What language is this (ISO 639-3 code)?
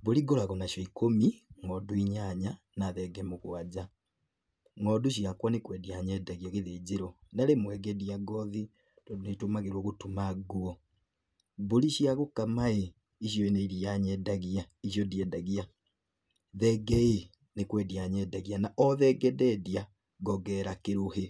kik